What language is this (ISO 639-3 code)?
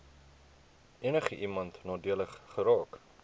afr